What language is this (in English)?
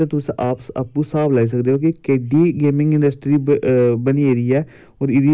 Dogri